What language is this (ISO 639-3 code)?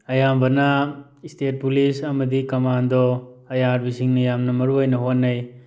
mni